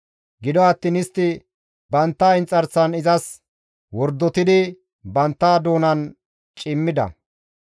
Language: Gamo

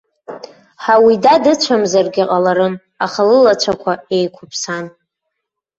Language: Abkhazian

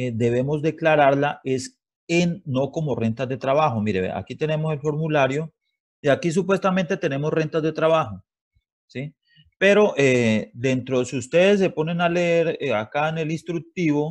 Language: Spanish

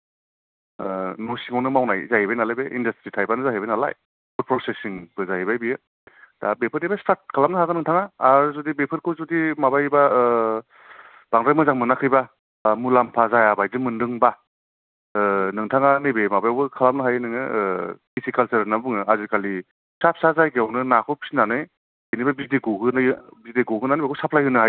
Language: Bodo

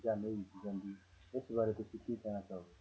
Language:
Punjabi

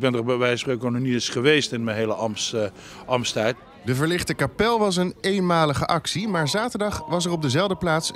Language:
Dutch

